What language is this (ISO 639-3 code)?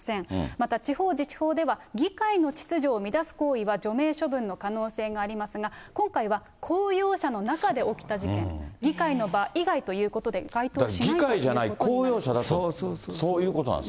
jpn